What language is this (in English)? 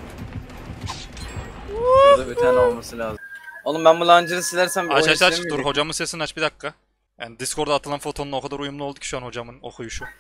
Turkish